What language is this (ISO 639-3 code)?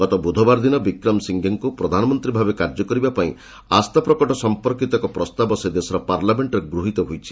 ori